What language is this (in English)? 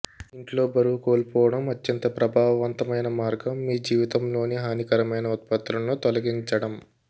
Telugu